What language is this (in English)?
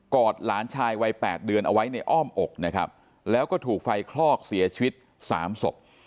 Thai